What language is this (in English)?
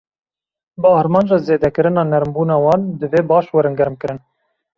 Kurdish